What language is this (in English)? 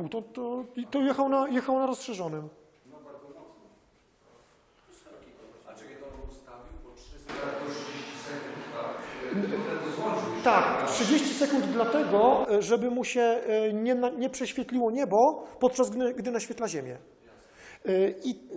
Polish